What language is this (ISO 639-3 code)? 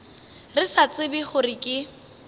nso